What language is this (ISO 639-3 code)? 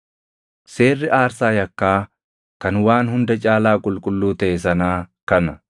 orm